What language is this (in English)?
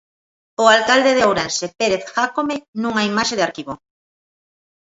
Galician